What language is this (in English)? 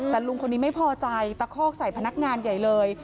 Thai